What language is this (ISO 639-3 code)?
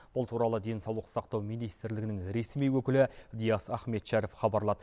kaz